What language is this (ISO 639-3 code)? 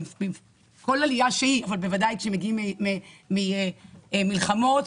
heb